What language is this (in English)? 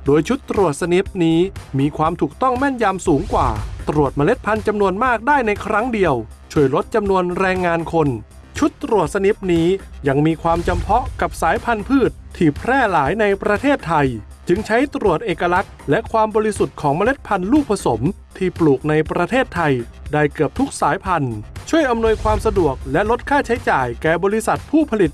Thai